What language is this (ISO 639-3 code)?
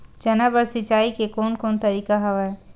hne